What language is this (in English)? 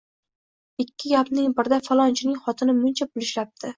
Uzbek